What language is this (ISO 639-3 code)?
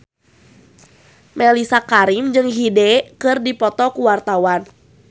sun